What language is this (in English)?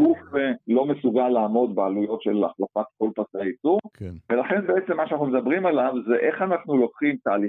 Hebrew